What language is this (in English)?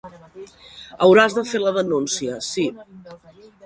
Catalan